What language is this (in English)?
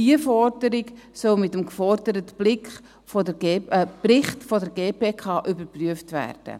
Swiss German